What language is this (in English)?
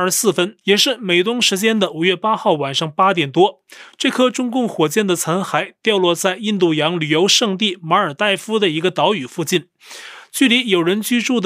Chinese